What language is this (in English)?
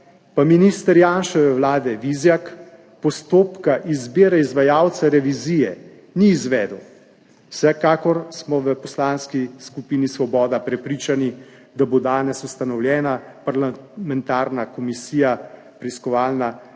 Slovenian